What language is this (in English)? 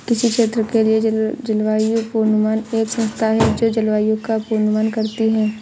Hindi